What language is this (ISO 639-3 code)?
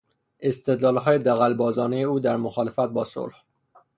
fas